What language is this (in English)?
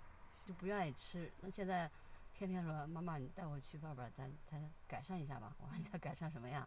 Chinese